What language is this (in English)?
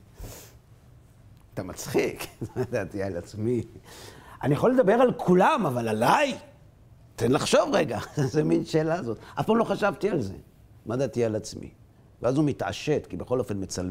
Hebrew